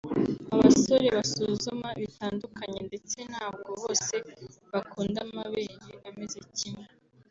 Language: Kinyarwanda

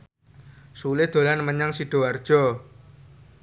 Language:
Javanese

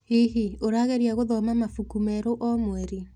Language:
Kikuyu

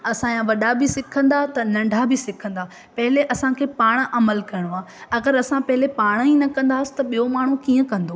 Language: Sindhi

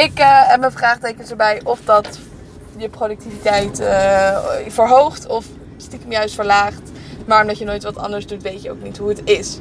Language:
Dutch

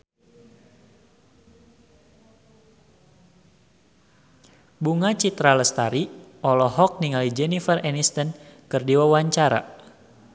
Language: Sundanese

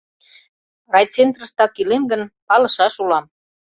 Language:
Mari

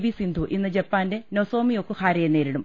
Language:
Malayalam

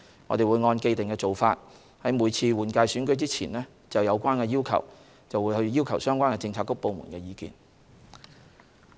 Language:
Cantonese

